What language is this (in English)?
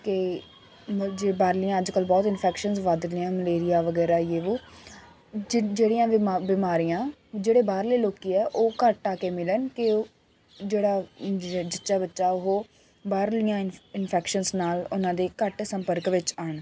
Punjabi